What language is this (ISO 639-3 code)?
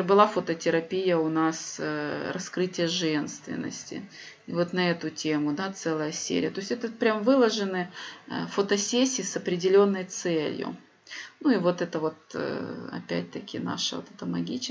rus